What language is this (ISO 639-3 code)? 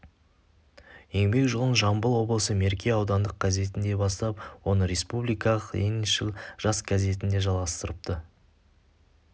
kaz